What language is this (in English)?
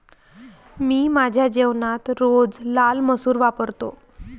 Marathi